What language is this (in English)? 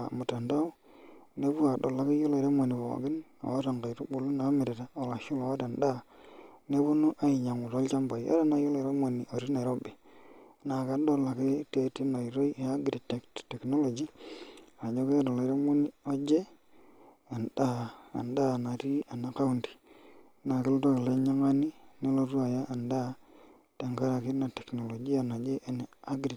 Masai